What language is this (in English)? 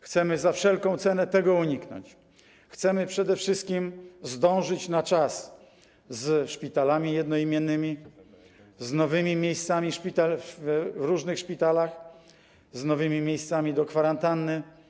Polish